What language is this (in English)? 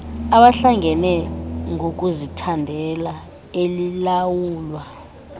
Xhosa